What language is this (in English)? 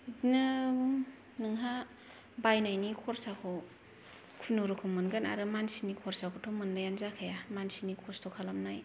Bodo